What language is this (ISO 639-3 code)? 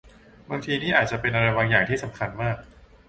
tha